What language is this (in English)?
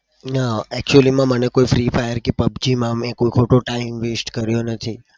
Gujarati